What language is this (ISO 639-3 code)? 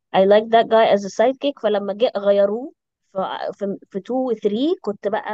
ara